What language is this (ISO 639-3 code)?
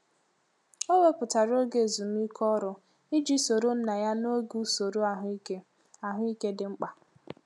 ibo